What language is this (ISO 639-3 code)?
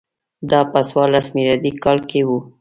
pus